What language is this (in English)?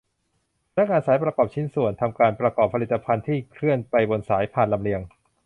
Thai